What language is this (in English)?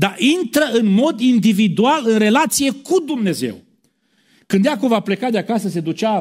Romanian